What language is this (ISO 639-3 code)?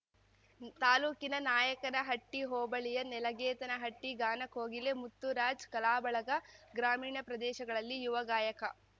kan